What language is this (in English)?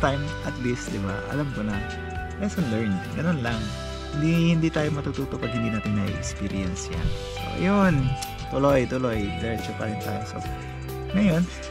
Filipino